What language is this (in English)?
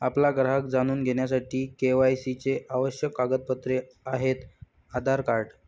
Marathi